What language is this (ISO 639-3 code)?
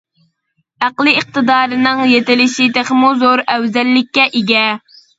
uig